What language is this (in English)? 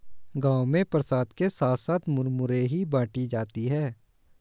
Hindi